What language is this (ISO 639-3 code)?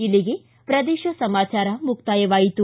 kan